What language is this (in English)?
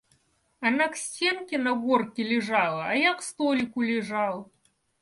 Russian